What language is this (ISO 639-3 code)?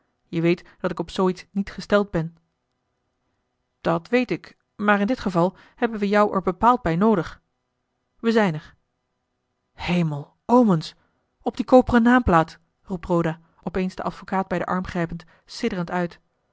nld